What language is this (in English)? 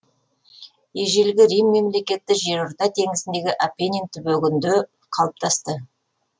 Kazakh